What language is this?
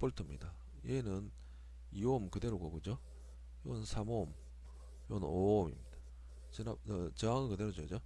Korean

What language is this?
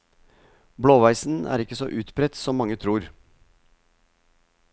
Norwegian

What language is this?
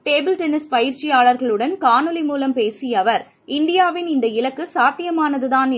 Tamil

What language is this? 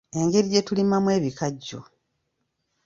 Ganda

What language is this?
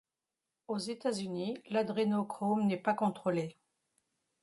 French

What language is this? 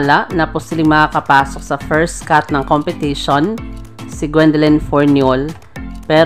Filipino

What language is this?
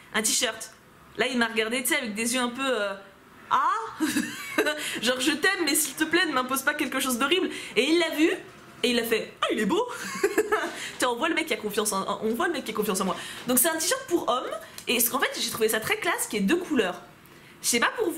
French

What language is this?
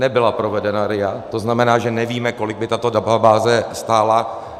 Czech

